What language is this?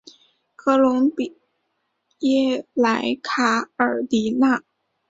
Chinese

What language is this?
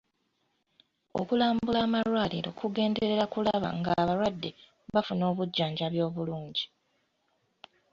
Ganda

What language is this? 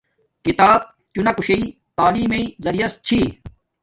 Domaaki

